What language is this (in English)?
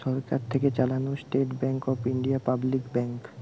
Bangla